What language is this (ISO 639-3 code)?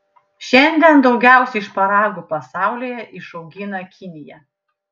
lit